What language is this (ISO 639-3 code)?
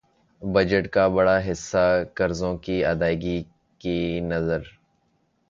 urd